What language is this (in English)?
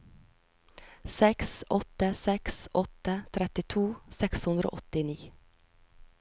Norwegian